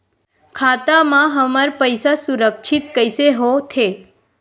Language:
Chhattisgarhi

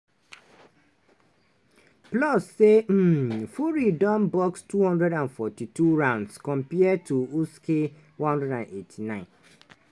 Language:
Nigerian Pidgin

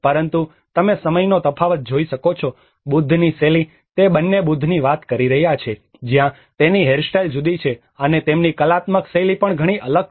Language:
Gujarati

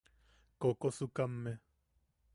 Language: Yaqui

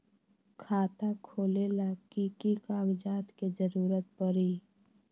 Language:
Magahi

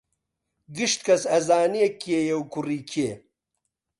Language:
Central Kurdish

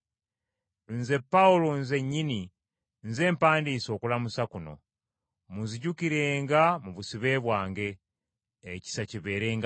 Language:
Ganda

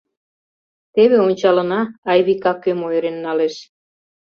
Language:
Mari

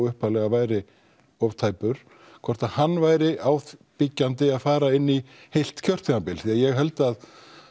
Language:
Icelandic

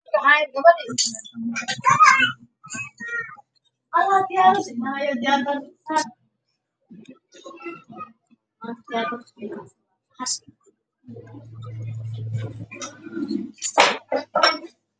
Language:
Somali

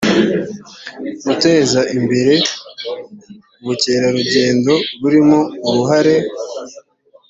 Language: Kinyarwanda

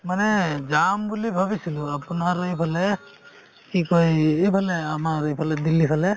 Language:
Assamese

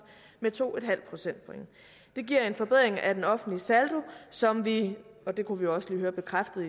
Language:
Danish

